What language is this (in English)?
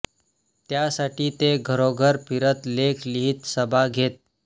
Marathi